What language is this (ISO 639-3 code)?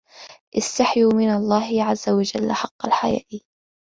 ara